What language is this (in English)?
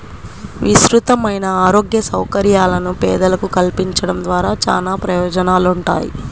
Telugu